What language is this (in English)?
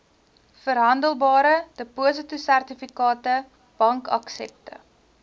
Afrikaans